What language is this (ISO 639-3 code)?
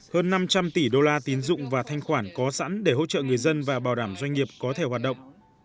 vie